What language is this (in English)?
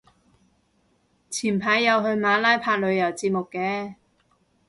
Cantonese